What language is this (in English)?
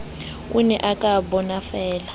Southern Sotho